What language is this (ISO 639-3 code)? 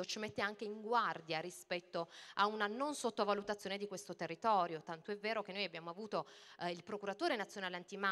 ita